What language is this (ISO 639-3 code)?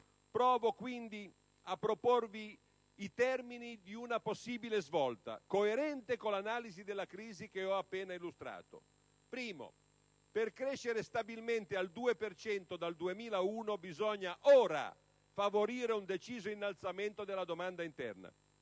ita